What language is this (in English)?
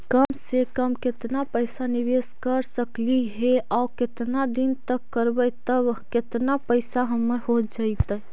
Magahi